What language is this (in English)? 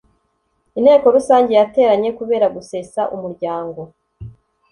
Kinyarwanda